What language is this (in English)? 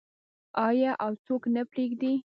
Pashto